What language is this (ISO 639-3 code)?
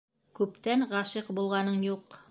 bak